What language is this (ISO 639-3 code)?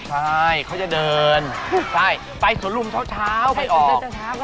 tha